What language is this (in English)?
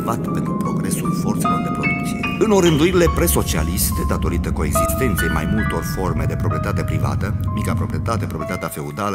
Romanian